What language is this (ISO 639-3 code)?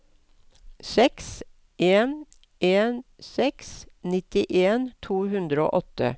nor